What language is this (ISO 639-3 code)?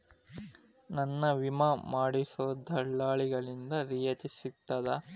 kan